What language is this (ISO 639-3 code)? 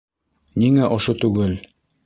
bak